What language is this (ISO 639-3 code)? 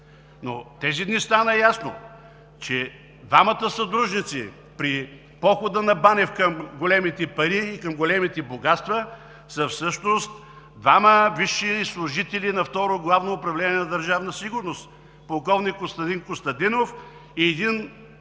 bul